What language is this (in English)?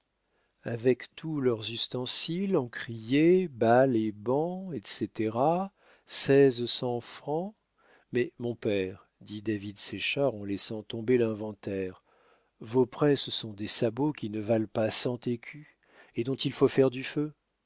French